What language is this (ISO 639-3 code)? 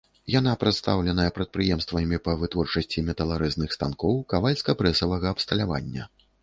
bel